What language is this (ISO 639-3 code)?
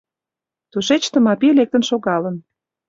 chm